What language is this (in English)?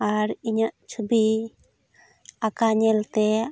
Santali